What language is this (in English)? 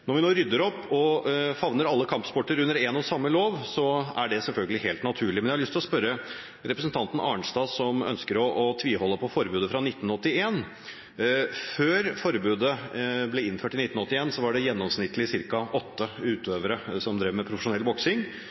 Norwegian Bokmål